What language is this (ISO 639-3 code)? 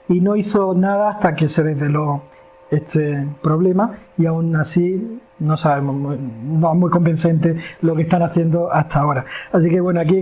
spa